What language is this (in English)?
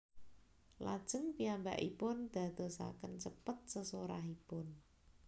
Javanese